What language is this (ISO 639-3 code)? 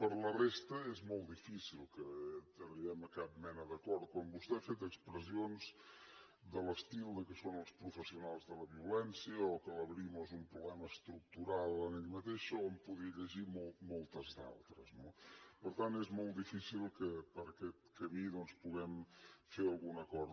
cat